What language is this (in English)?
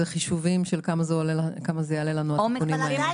Hebrew